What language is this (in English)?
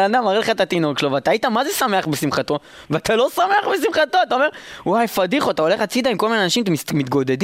Hebrew